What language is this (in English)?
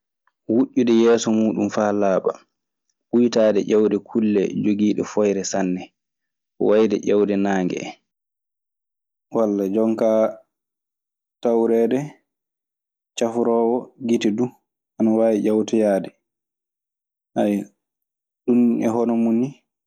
Maasina Fulfulde